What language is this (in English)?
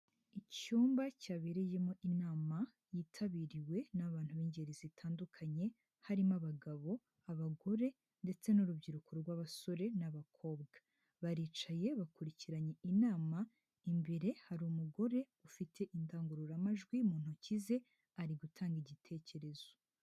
Kinyarwanda